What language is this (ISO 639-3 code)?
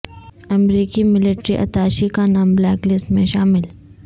urd